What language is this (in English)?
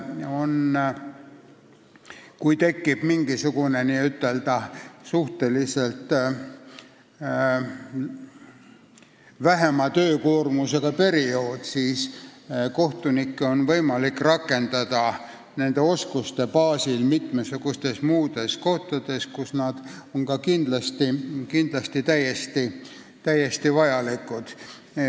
Estonian